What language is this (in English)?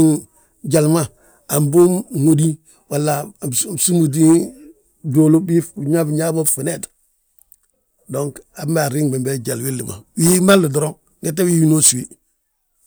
Balanta-Ganja